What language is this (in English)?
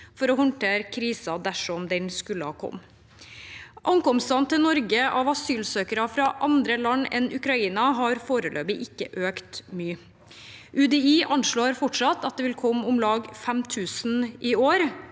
Norwegian